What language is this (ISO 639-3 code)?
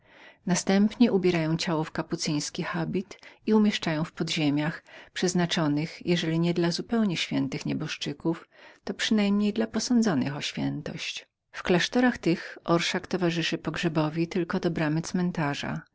pol